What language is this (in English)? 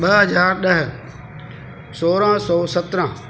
Sindhi